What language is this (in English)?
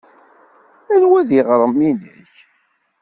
Kabyle